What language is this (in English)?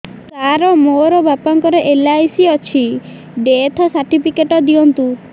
Odia